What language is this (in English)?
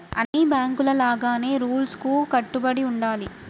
Telugu